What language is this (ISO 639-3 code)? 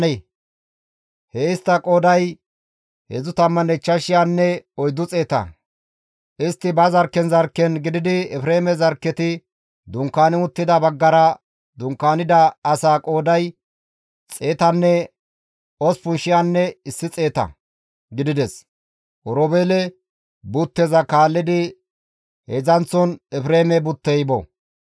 gmv